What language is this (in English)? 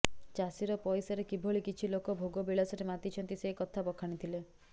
Odia